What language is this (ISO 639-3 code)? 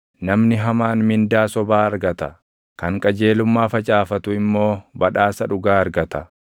orm